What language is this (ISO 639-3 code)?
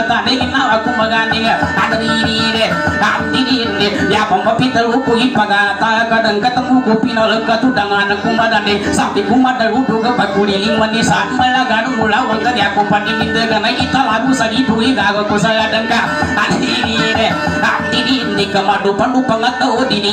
ind